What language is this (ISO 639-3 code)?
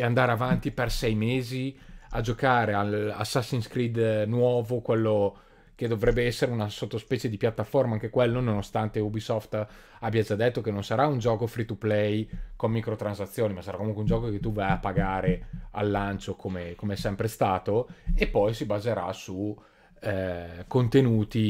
ita